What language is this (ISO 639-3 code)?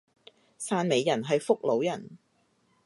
yue